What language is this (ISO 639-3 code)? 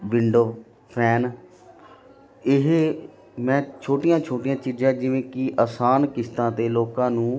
pan